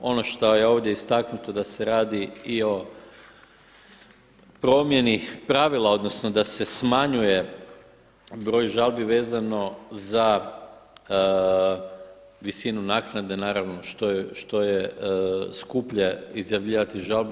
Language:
Croatian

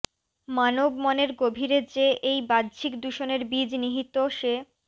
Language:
Bangla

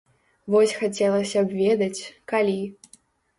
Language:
Belarusian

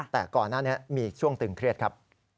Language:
Thai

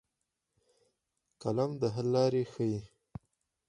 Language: Pashto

